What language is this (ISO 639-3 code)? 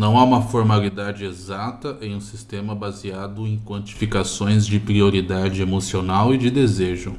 por